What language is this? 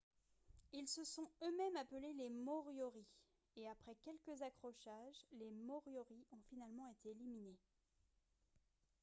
French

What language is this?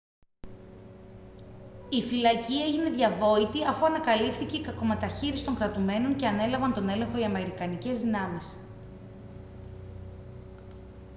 Greek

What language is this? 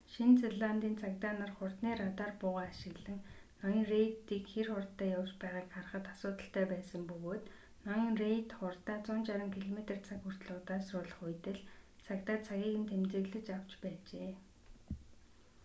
Mongolian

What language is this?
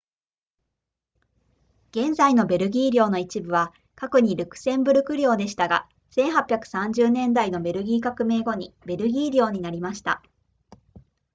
Japanese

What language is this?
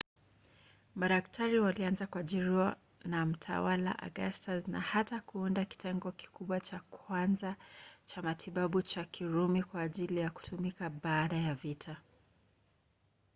Swahili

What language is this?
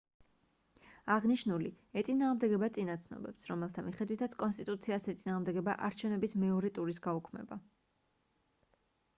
Georgian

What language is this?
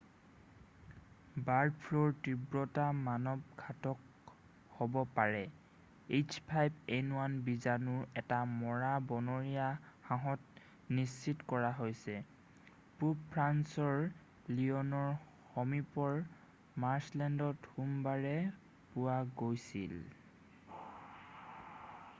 Assamese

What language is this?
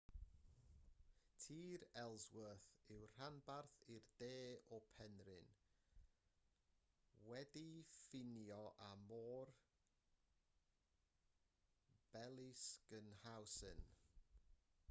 Welsh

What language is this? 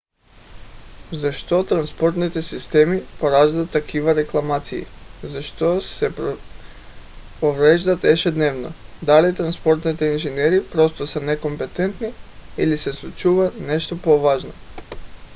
Bulgarian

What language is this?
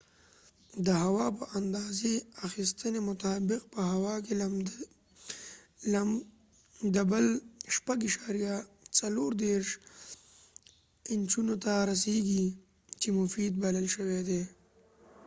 Pashto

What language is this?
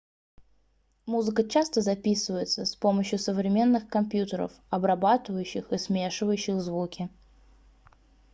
Russian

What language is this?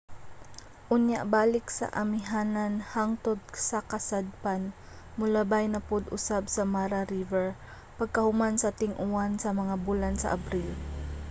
Cebuano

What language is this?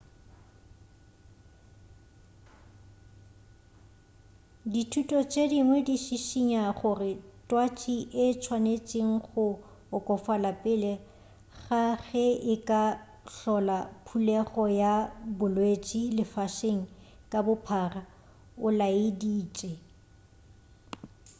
Northern Sotho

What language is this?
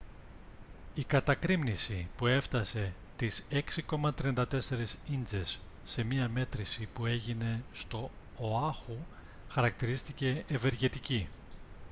Greek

